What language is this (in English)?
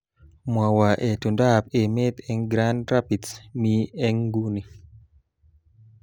Kalenjin